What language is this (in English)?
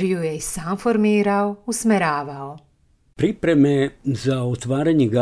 Slovak